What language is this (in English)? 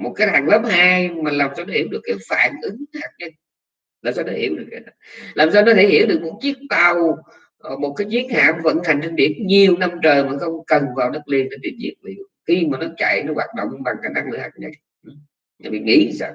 Vietnamese